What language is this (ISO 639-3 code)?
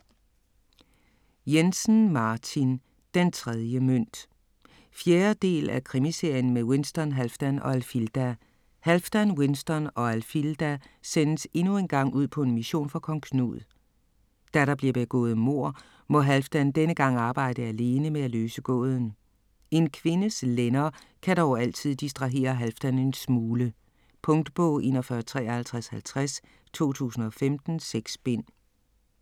dan